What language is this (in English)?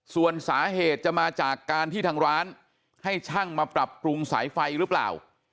Thai